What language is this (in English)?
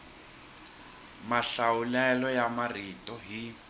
Tsonga